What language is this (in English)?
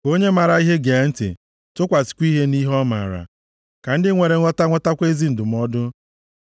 Igbo